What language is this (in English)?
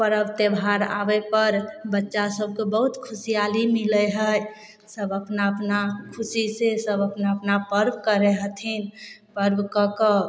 Maithili